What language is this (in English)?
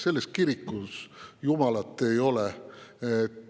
Estonian